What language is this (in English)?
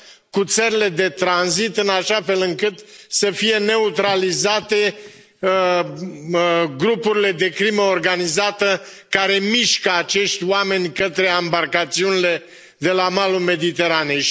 Romanian